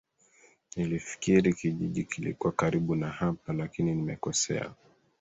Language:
Swahili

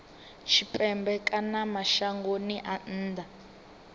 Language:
Venda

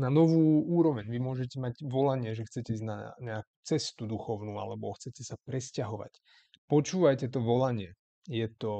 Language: Slovak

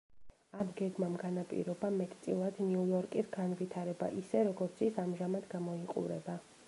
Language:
Georgian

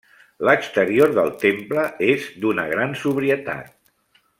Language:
Catalan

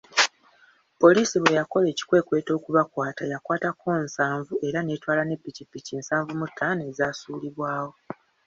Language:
Ganda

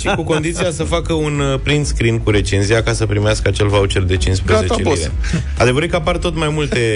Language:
Romanian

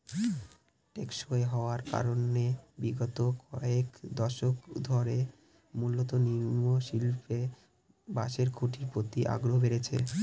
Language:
Bangla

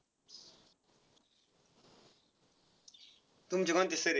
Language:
Marathi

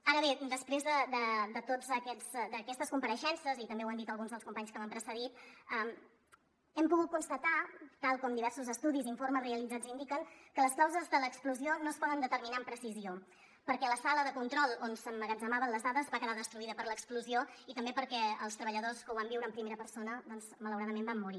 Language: Catalan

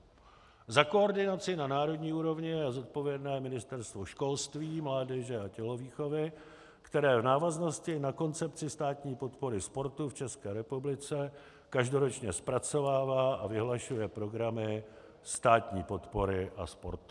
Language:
Czech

